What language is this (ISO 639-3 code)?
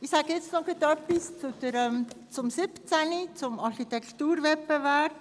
gsw